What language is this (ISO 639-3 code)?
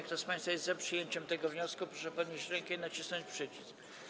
pol